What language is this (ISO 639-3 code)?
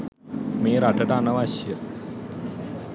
sin